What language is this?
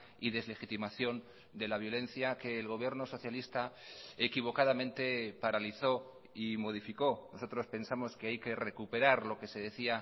Spanish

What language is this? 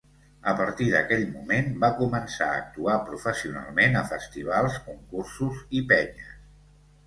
Catalan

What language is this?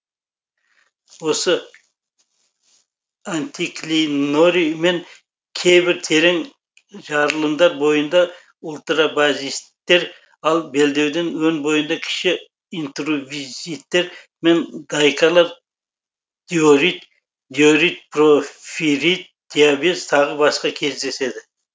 Kazakh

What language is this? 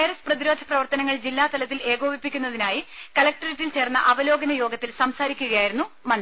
Malayalam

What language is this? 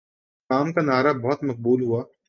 Urdu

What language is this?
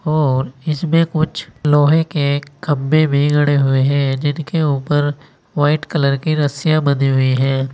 Hindi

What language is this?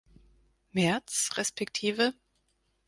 German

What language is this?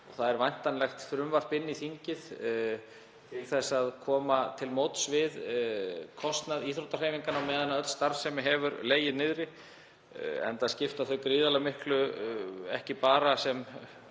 Icelandic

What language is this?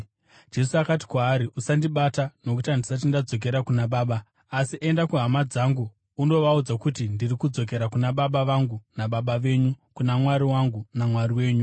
Shona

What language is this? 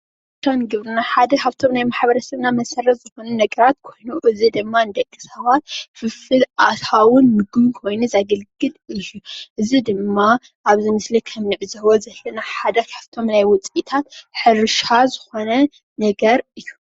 Tigrinya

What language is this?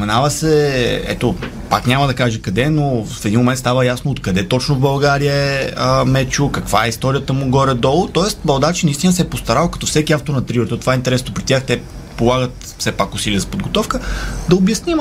Bulgarian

